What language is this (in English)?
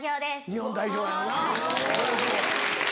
Japanese